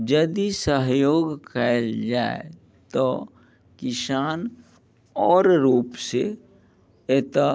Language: Maithili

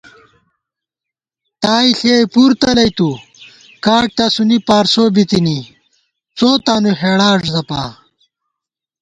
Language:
Gawar-Bati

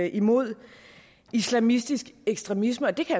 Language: Danish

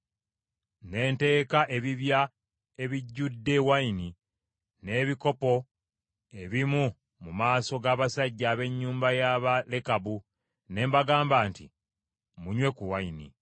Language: Ganda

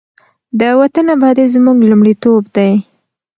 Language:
Pashto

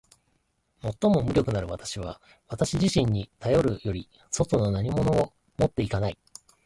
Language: Japanese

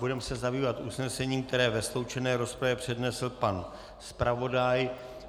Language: Czech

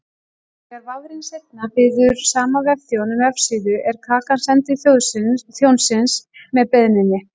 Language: Icelandic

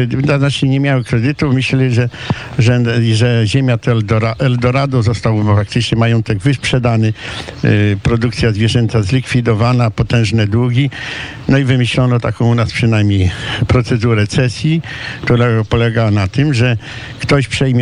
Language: Polish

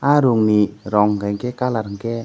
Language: Kok Borok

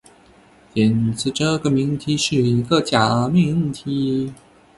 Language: Chinese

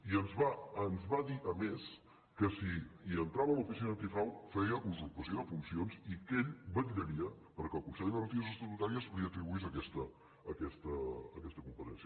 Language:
Catalan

